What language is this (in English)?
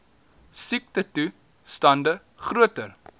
Afrikaans